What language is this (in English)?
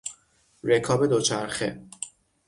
Persian